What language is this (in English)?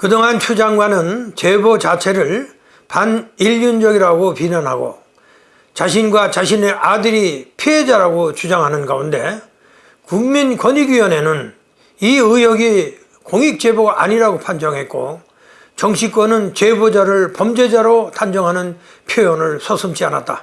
Korean